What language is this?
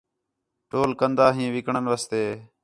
Khetrani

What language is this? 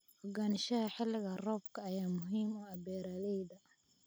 Somali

